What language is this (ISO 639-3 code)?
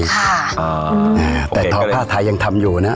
tha